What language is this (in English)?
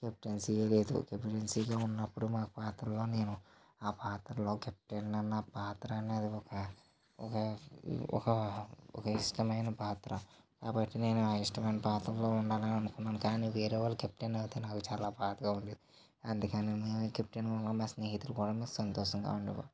Telugu